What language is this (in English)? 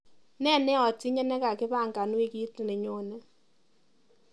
Kalenjin